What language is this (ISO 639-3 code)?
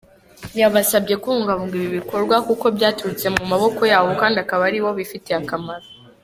kin